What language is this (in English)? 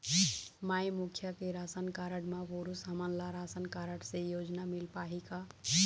Chhattisgarhi